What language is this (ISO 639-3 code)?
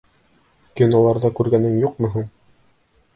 bak